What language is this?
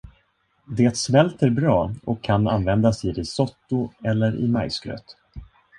Swedish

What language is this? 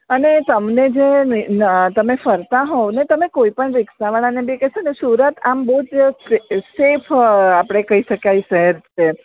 Gujarati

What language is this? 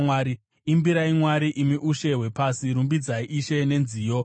Shona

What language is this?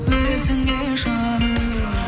Kazakh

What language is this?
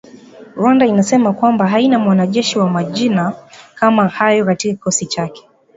Swahili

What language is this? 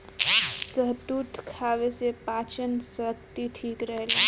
Bhojpuri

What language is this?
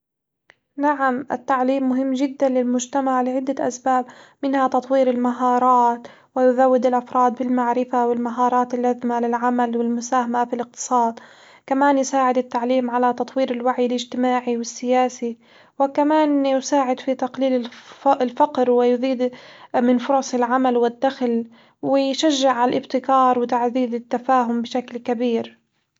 Hijazi Arabic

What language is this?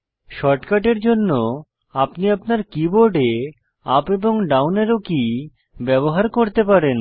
Bangla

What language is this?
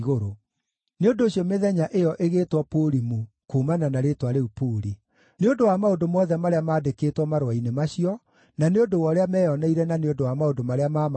Kikuyu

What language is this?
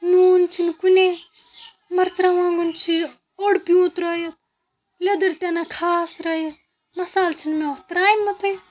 Kashmiri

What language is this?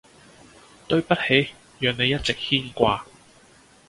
Cantonese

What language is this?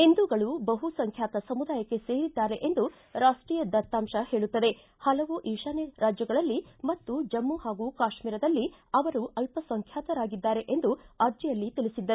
Kannada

